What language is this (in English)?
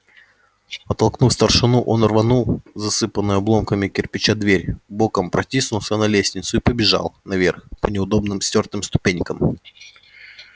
Russian